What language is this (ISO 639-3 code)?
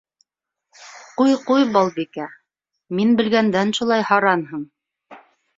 bak